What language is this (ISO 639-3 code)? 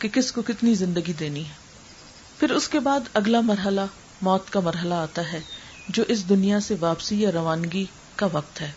urd